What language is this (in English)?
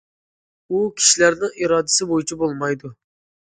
Uyghur